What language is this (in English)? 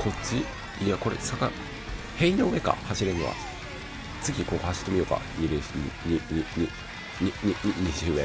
Japanese